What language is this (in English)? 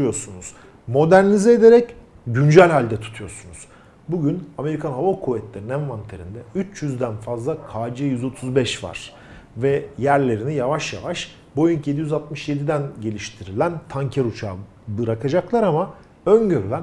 Turkish